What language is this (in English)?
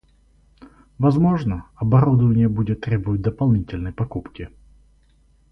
Russian